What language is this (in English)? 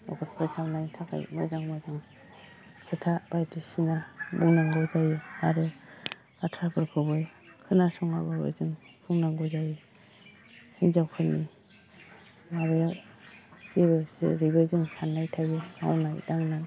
Bodo